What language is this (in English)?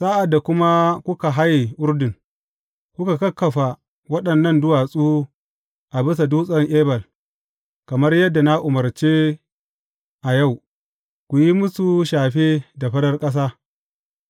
Hausa